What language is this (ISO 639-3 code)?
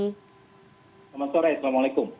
ind